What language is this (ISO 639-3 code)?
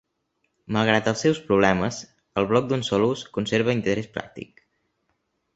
cat